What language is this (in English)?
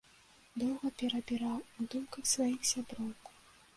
Belarusian